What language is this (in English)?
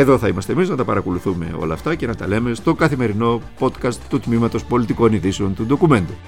Greek